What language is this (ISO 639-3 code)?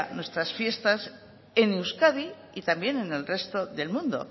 spa